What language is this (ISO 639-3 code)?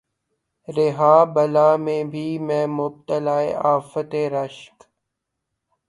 urd